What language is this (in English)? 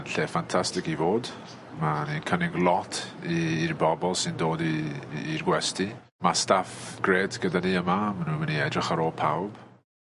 Welsh